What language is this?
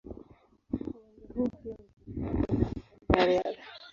Swahili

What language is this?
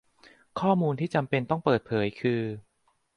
Thai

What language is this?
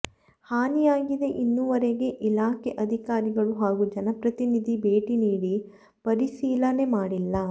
Kannada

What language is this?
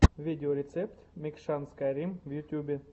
Russian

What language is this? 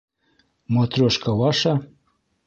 Bashkir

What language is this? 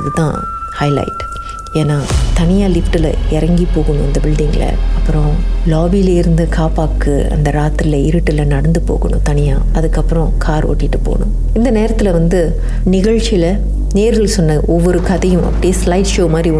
Tamil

